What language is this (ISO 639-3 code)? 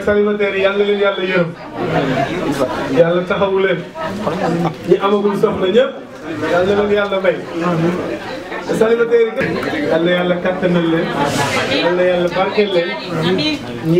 ara